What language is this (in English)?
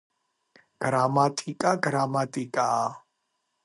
Georgian